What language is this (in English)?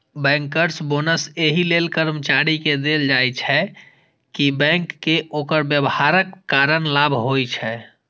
Maithili